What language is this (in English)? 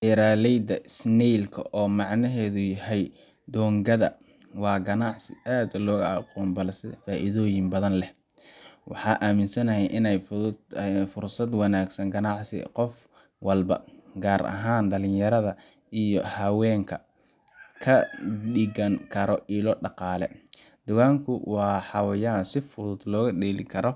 Somali